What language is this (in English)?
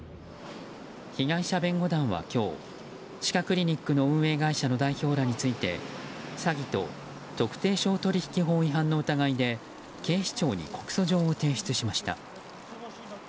Japanese